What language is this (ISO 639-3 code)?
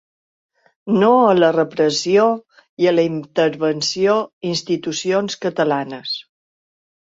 cat